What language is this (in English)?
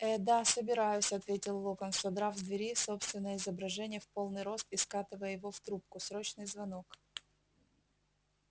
Russian